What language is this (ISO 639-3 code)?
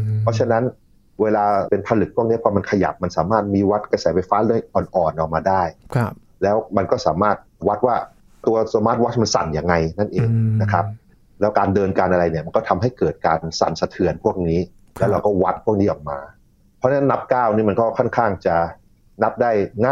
tha